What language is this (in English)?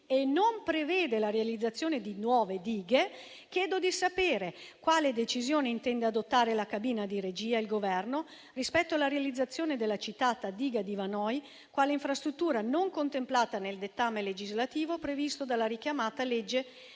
Italian